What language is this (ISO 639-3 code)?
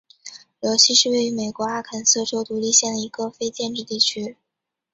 zho